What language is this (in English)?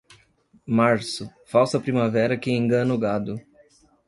Portuguese